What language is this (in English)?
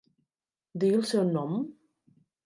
Catalan